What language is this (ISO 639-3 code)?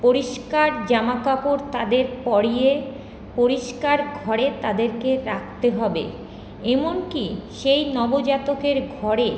ben